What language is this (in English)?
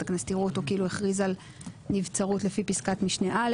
Hebrew